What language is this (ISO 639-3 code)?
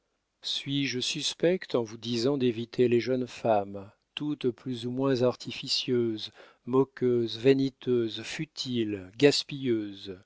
fra